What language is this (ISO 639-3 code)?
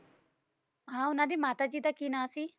pan